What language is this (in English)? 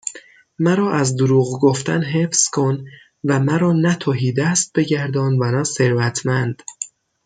Persian